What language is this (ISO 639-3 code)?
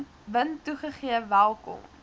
afr